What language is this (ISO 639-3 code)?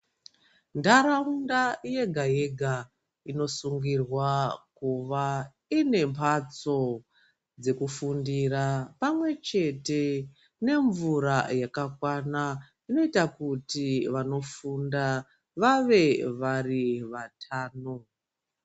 ndc